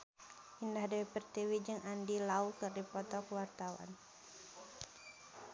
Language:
Sundanese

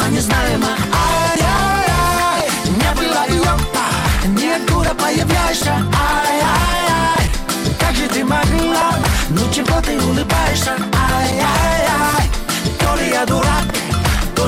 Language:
Russian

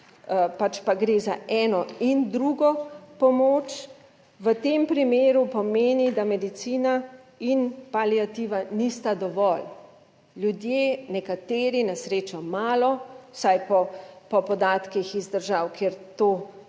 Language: Slovenian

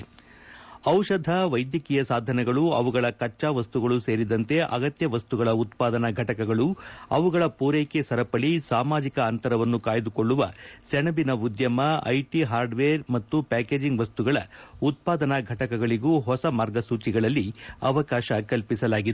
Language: Kannada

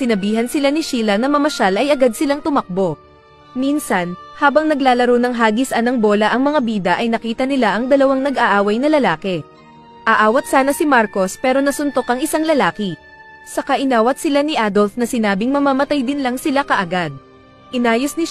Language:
Filipino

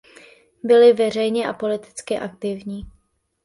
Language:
Czech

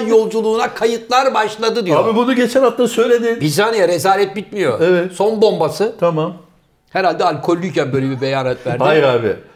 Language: Turkish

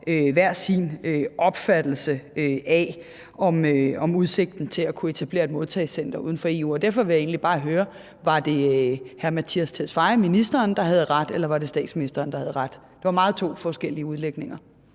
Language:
Danish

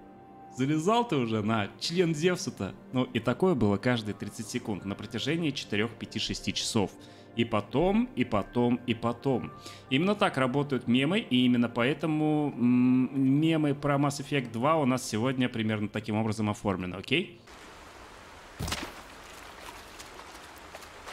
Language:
Russian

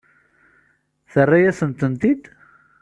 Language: Kabyle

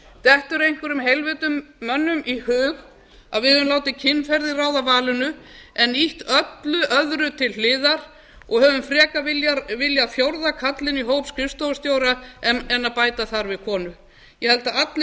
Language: Icelandic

